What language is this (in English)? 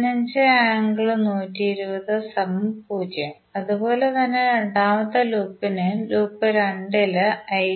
Malayalam